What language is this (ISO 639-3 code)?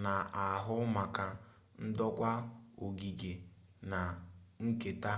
ibo